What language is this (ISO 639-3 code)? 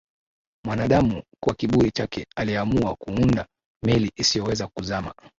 swa